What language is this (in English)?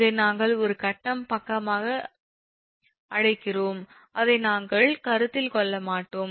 Tamil